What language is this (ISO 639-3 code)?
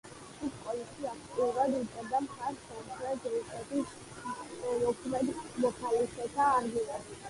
kat